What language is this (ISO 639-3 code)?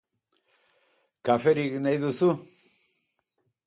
eus